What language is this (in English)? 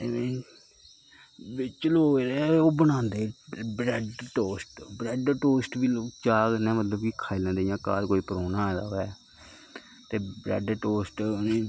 Dogri